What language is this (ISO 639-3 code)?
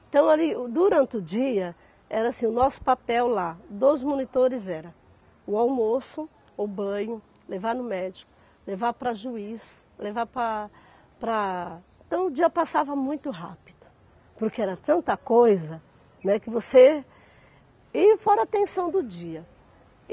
por